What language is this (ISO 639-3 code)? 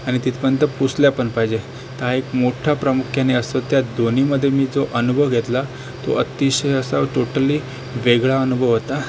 mar